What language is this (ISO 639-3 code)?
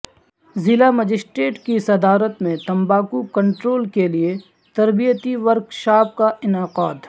urd